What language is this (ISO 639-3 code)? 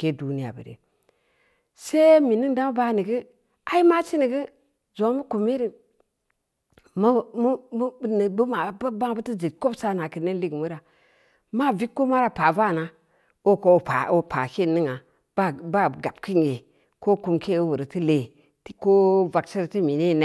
ndi